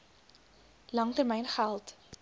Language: Afrikaans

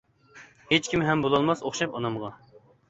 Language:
Uyghur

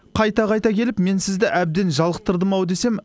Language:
Kazakh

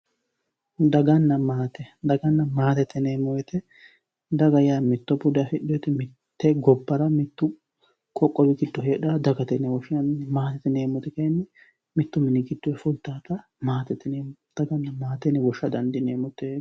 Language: Sidamo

